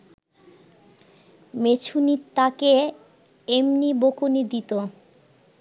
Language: Bangla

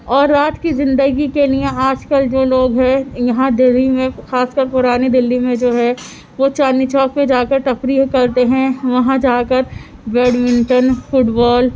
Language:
Urdu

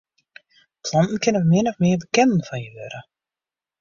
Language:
Western Frisian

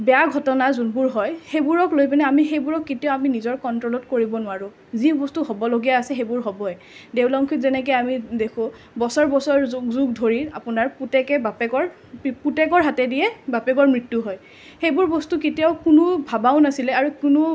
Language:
Assamese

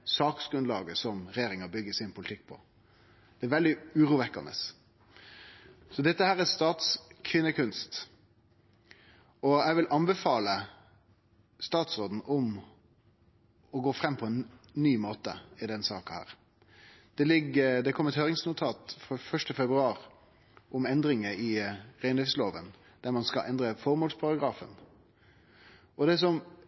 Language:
Norwegian Nynorsk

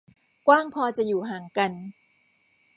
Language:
Thai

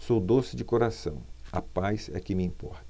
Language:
Portuguese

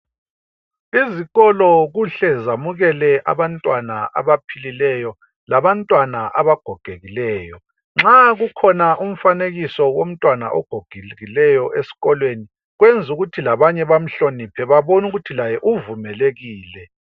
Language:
North Ndebele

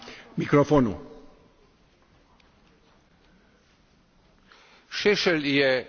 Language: Slovenian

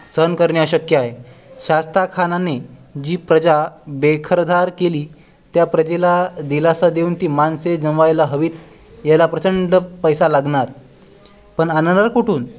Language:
Marathi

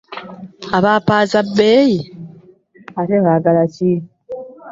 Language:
Ganda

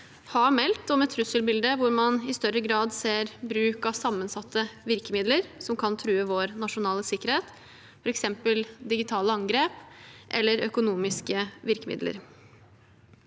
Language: Norwegian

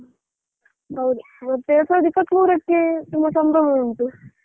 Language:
Kannada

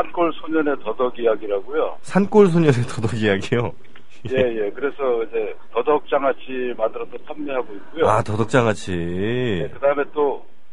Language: Korean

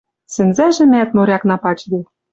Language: Western Mari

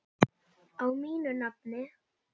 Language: Icelandic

